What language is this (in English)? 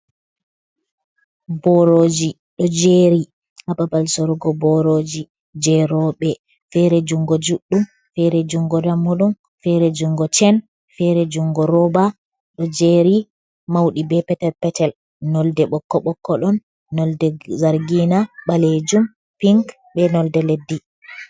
Fula